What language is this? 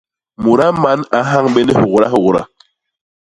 Basaa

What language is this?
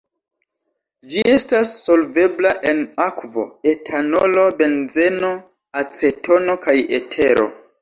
Esperanto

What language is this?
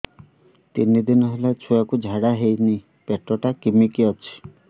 Odia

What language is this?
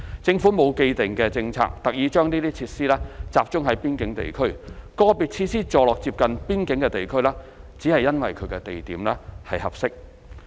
Cantonese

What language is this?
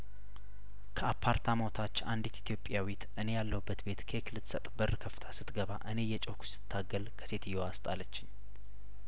Amharic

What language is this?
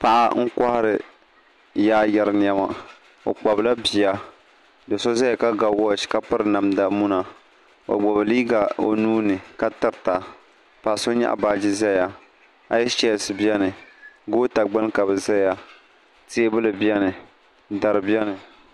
Dagbani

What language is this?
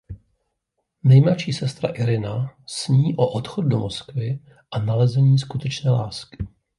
Czech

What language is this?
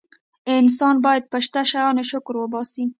Pashto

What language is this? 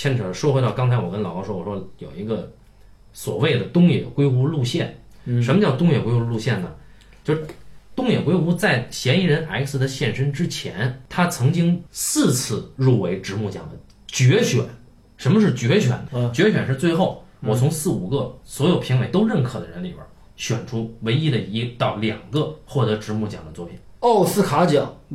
Chinese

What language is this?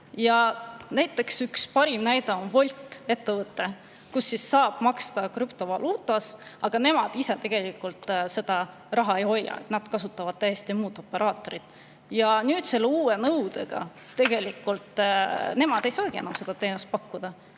Estonian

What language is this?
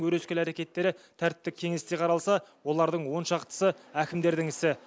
Kazakh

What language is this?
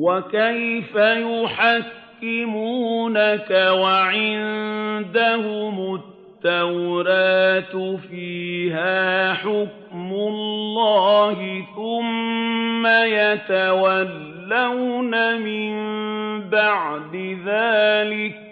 Arabic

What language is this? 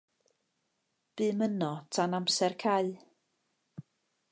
Welsh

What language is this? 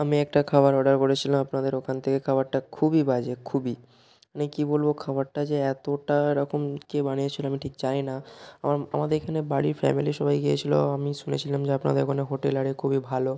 Bangla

